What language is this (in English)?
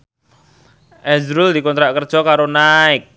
Javanese